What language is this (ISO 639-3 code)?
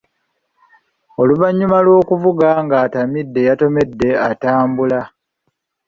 lug